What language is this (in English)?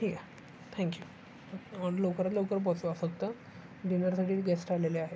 Marathi